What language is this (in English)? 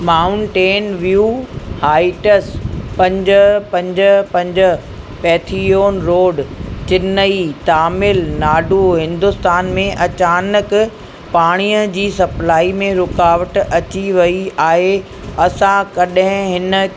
Sindhi